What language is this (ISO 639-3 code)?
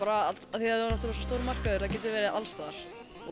isl